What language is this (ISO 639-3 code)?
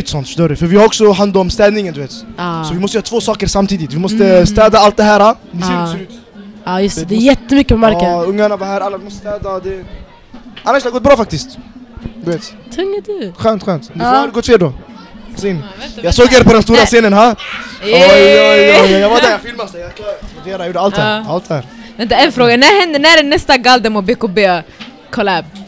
swe